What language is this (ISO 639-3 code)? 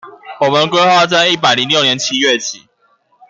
zho